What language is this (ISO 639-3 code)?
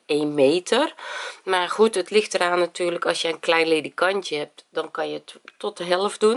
nld